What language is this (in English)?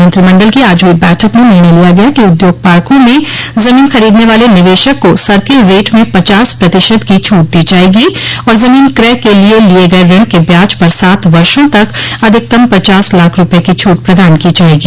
Hindi